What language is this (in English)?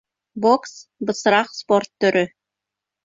Bashkir